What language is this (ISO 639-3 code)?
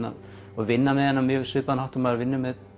isl